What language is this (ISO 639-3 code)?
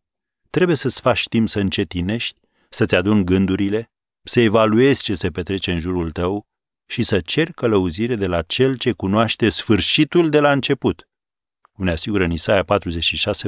ron